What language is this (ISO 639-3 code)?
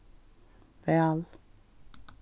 fao